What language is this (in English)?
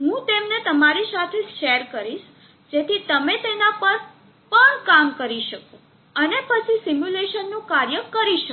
Gujarati